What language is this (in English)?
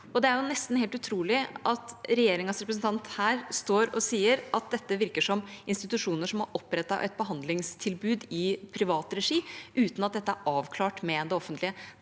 Norwegian